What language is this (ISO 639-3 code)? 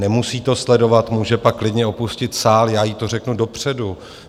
ces